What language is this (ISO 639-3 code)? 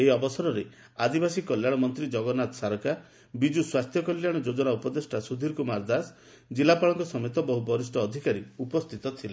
ori